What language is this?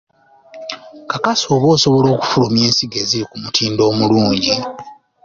Ganda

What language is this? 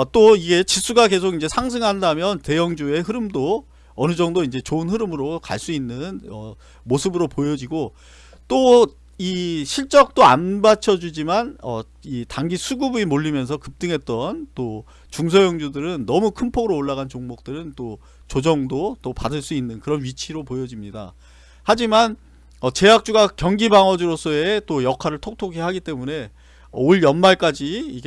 Korean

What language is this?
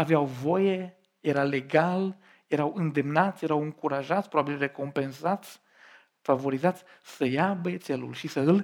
Romanian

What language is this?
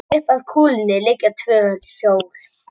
Icelandic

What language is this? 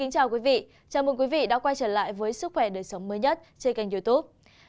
Vietnamese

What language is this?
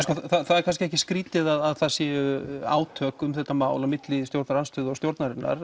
Icelandic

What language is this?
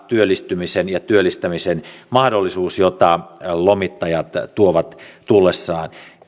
Finnish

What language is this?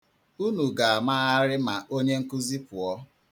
Igbo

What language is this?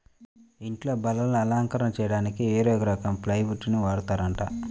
Telugu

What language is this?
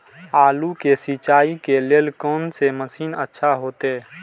Maithili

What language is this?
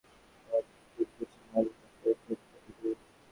Bangla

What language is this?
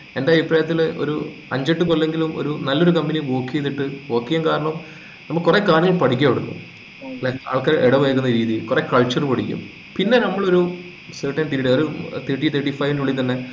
Malayalam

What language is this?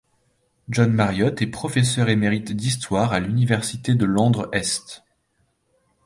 French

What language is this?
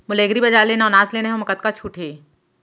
Chhattisgarhi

